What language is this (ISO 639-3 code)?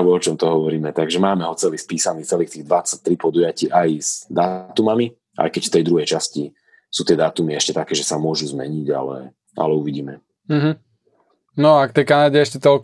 slk